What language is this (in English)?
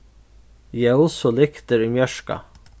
Faroese